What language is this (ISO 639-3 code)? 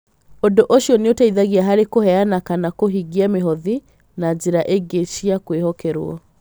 kik